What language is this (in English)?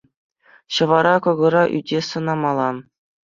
Chuvash